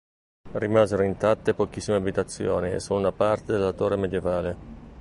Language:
Italian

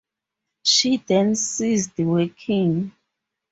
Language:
English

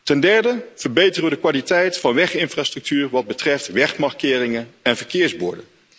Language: Dutch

